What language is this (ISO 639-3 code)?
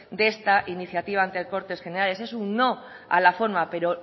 spa